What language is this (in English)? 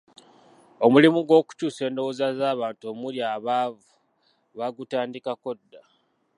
Ganda